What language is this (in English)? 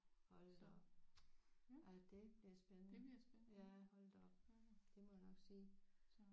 Danish